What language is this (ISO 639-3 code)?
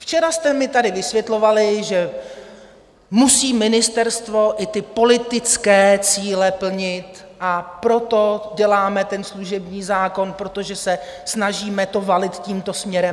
ces